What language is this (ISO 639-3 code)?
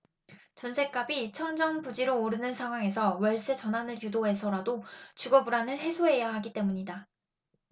kor